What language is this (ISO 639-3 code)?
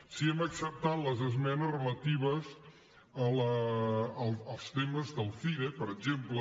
cat